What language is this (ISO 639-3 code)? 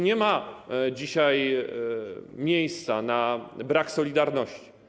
pol